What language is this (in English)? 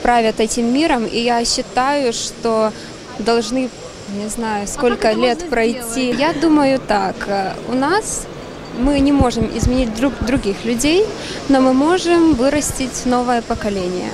Russian